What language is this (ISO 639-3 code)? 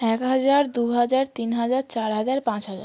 ben